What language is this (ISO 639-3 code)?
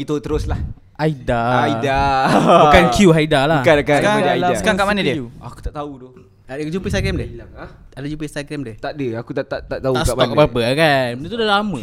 msa